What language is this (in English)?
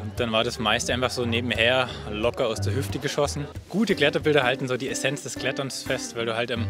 German